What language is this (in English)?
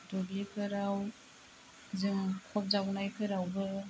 Bodo